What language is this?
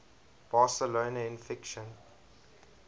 English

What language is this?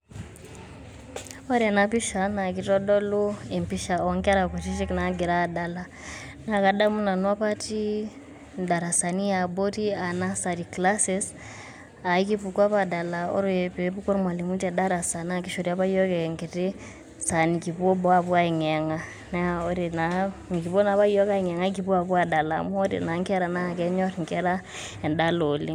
Masai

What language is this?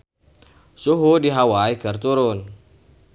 Sundanese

